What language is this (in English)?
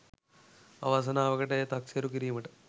Sinhala